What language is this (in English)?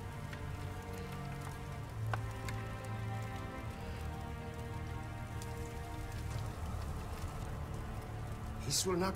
Thai